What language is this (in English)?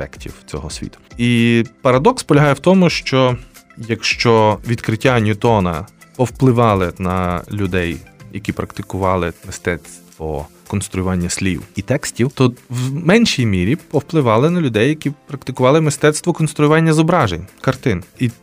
Ukrainian